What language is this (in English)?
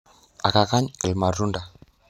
Masai